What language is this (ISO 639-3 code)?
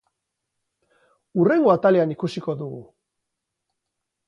eus